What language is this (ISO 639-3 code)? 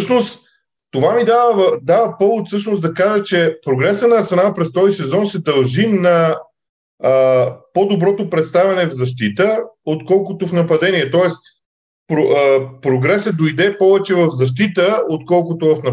bul